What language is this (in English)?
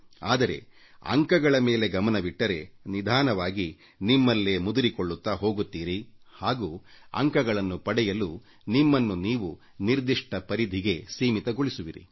Kannada